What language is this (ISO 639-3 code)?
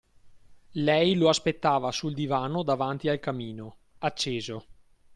ita